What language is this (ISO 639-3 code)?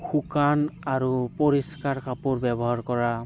asm